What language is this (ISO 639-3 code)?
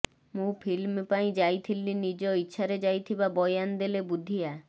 ori